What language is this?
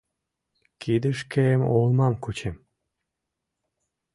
Mari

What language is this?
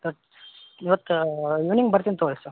Kannada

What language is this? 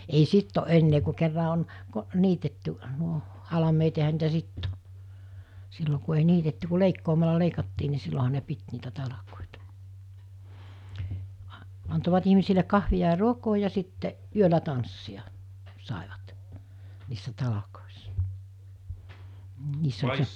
Finnish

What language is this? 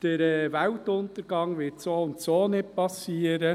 Swiss German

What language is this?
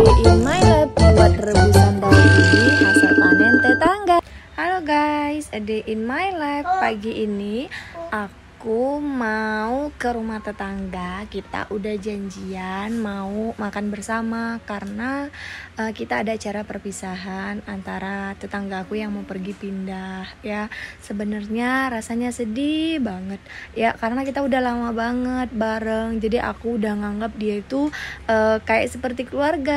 Indonesian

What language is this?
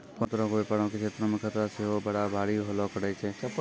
Maithili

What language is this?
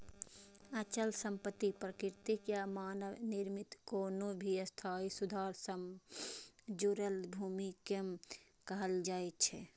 Maithili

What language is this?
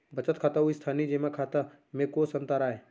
Chhattisgarhi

